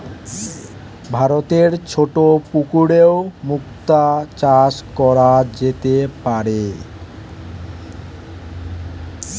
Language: Bangla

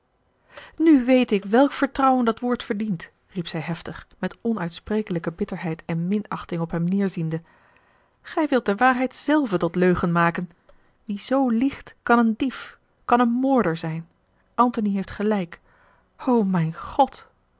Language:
Dutch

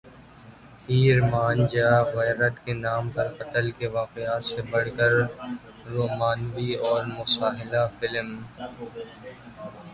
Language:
Urdu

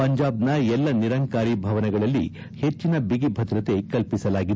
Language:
Kannada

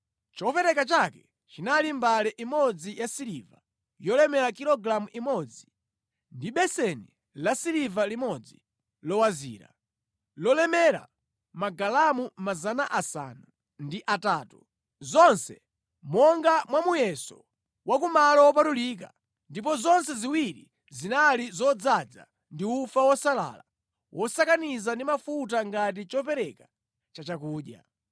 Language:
Nyanja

